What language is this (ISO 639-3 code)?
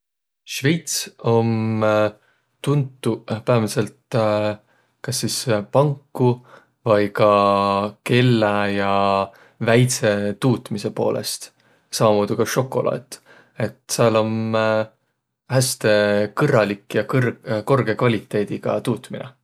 vro